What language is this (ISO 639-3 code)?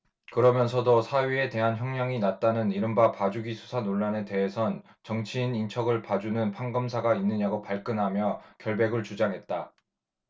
kor